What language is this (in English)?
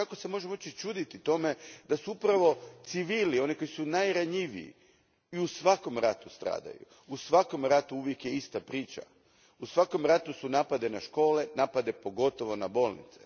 Croatian